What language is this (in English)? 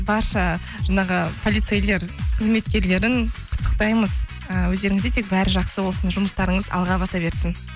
Kazakh